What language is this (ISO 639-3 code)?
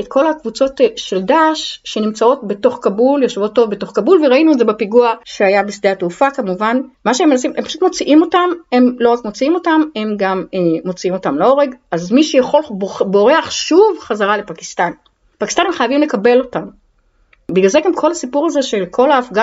heb